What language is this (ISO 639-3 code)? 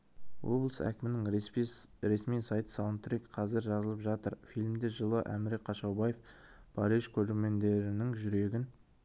kaz